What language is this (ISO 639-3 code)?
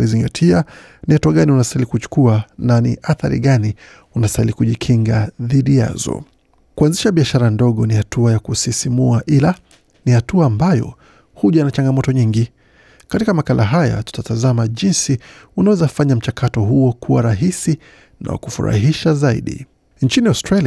swa